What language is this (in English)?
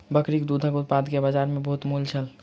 Maithili